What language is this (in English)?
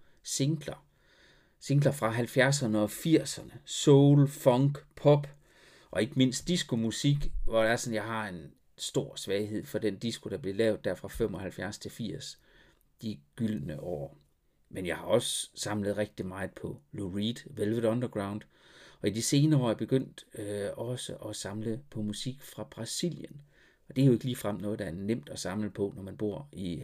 Danish